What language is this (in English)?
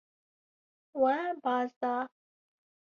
Kurdish